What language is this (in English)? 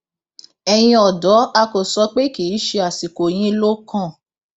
Yoruba